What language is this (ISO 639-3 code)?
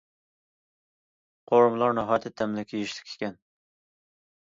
uig